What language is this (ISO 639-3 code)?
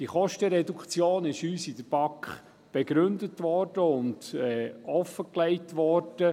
gsw